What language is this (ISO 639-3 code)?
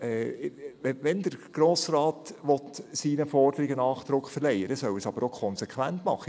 gsw